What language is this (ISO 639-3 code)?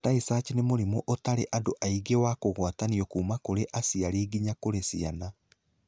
kik